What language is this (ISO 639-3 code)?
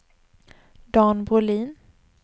swe